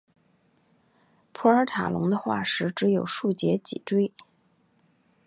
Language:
Chinese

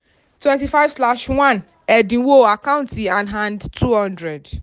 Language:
Yoruba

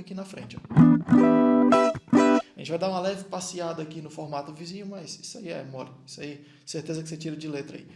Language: Portuguese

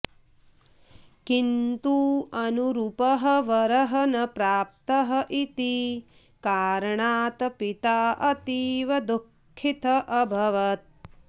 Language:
Sanskrit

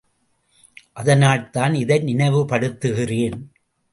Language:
Tamil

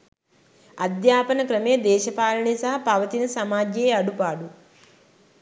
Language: Sinhala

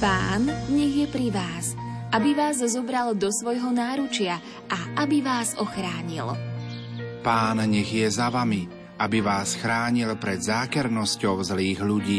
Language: Slovak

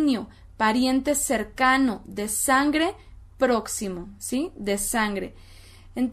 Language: Spanish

